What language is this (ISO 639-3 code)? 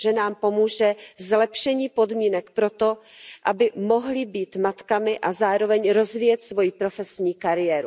ces